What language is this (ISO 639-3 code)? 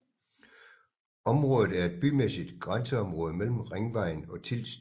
dan